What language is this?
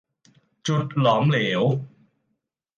Thai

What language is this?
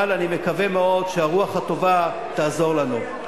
Hebrew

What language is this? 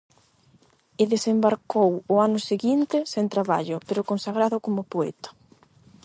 Galician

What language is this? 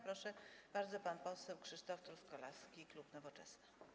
Polish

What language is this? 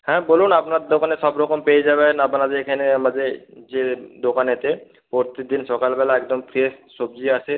Bangla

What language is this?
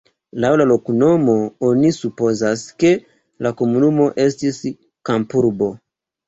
Esperanto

